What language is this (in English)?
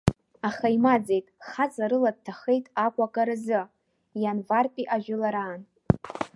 Abkhazian